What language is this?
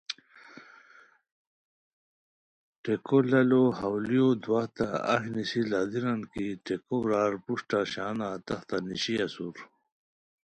Khowar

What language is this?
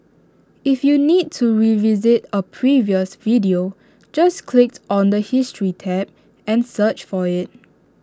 English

